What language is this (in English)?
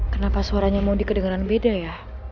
Indonesian